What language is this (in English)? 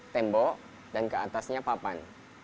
Indonesian